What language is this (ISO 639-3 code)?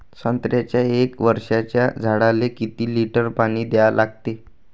mar